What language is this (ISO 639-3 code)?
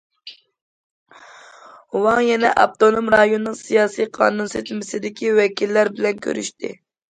uig